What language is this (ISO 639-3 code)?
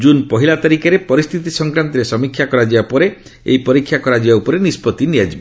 ori